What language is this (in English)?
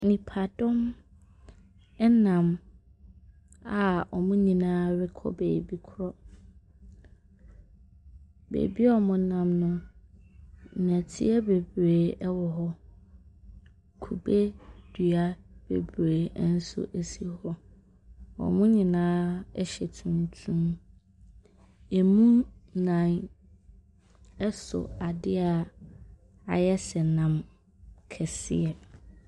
Akan